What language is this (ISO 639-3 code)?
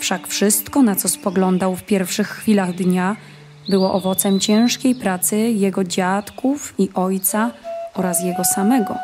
pol